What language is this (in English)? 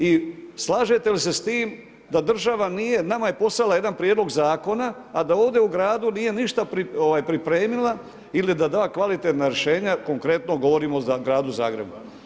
Croatian